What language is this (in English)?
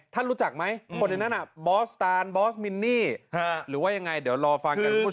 Thai